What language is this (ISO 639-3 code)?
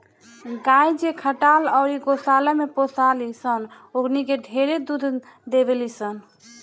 bho